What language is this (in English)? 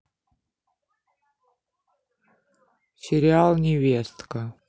Russian